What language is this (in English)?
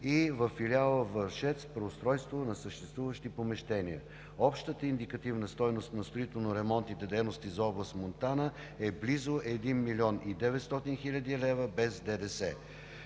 Bulgarian